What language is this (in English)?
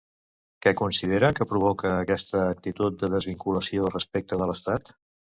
Catalan